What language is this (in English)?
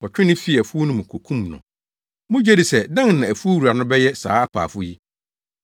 Akan